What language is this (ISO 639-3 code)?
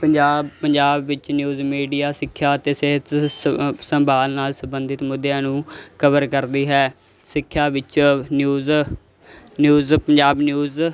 pan